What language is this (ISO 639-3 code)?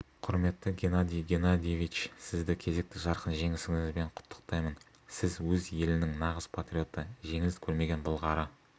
kaz